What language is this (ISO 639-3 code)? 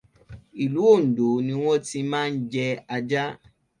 yor